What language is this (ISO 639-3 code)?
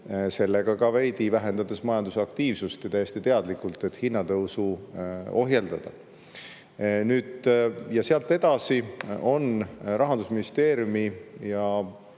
est